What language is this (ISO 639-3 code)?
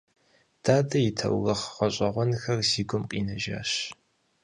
kbd